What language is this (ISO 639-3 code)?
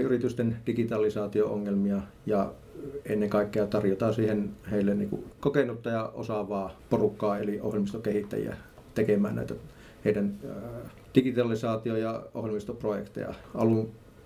fin